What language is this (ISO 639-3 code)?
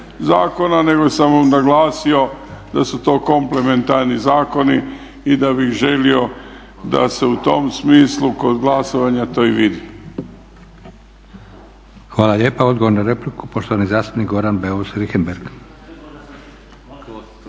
hrv